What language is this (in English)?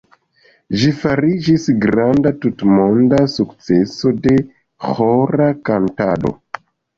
Esperanto